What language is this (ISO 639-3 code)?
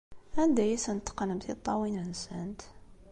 kab